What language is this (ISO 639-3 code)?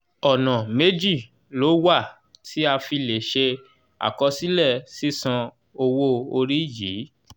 yor